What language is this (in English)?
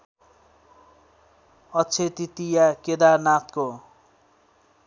Nepali